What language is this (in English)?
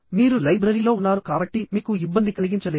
Telugu